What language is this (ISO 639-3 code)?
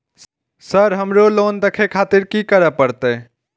mai